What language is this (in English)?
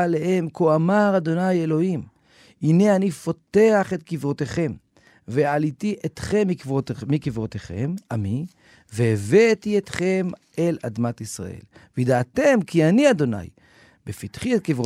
Hebrew